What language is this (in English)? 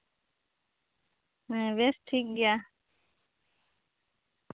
Santali